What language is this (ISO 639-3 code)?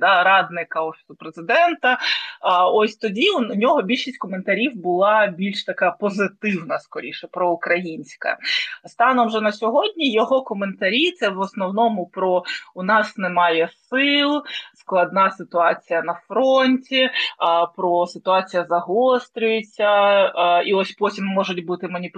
ukr